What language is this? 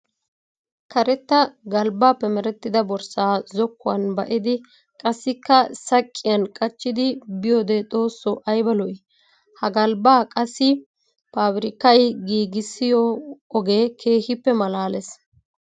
Wolaytta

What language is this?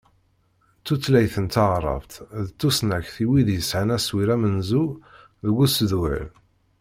Kabyle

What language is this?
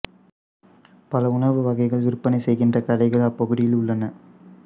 Tamil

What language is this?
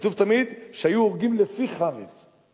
Hebrew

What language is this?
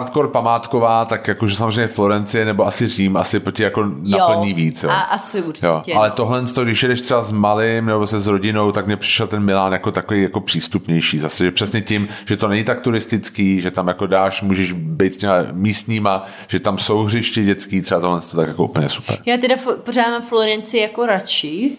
Czech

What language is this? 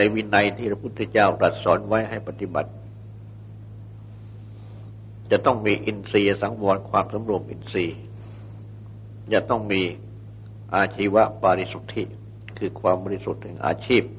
Thai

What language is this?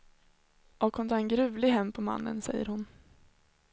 Swedish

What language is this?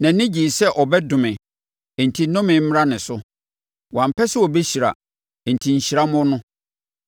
Akan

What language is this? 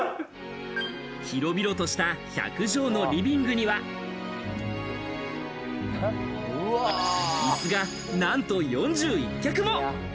Japanese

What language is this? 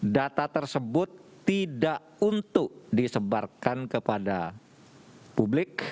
Indonesian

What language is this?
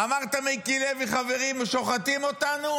Hebrew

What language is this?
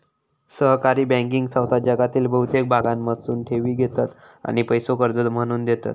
Marathi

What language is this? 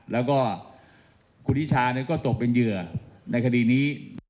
Thai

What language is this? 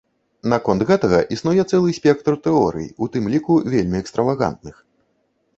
Belarusian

